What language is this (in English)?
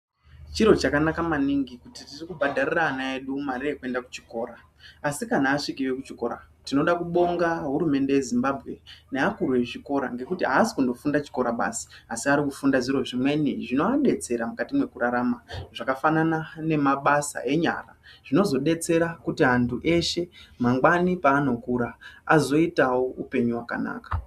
Ndau